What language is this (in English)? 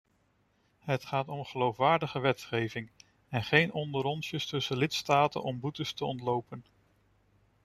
Dutch